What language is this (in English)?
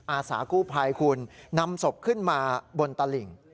Thai